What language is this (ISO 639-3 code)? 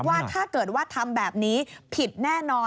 tha